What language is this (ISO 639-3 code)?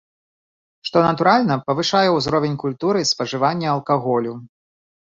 bel